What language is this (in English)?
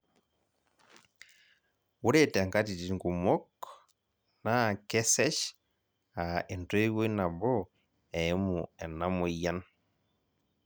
Masai